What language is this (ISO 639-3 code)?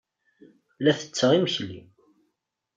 kab